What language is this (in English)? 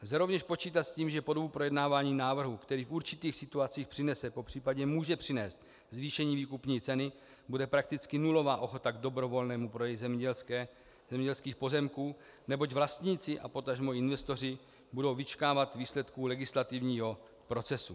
Czech